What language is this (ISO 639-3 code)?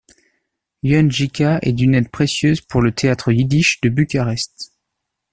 fra